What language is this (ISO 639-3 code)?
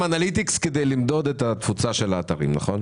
heb